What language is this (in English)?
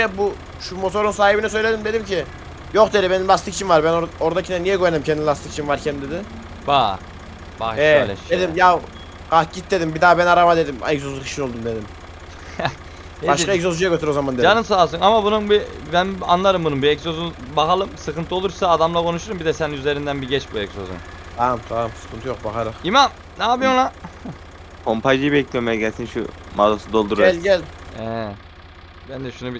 Turkish